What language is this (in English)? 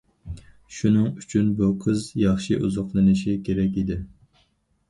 Uyghur